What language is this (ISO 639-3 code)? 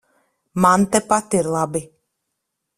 lav